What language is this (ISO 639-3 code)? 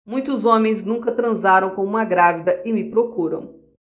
por